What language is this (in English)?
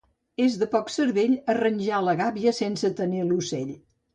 Catalan